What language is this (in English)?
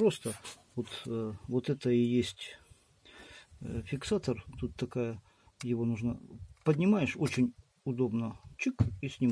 Russian